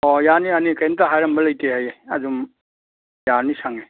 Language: Manipuri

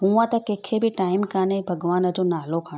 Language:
Sindhi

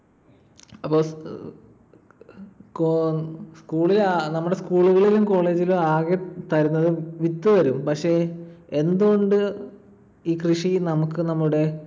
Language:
Malayalam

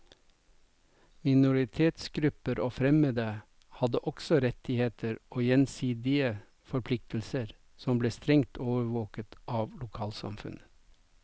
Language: Norwegian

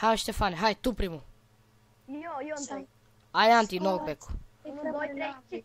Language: Romanian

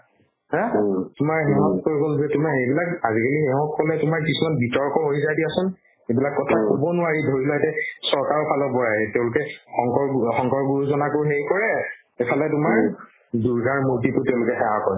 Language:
Assamese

